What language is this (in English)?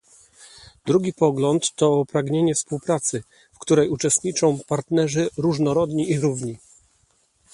Polish